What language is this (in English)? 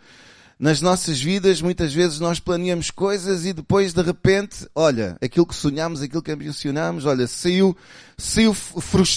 Portuguese